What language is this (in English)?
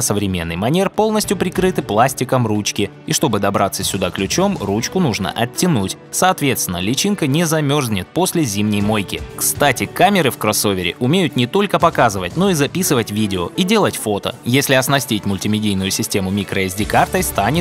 Russian